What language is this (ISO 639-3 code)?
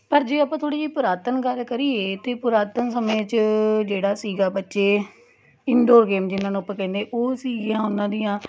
pan